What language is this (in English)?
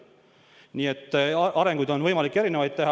Estonian